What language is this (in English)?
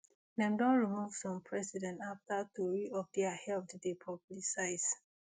Nigerian Pidgin